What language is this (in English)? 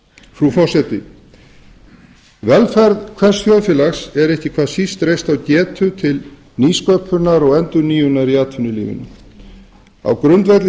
Icelandic